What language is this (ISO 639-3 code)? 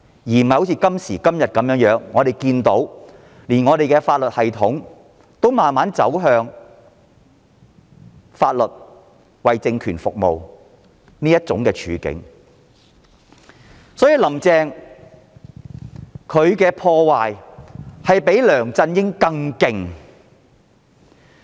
yue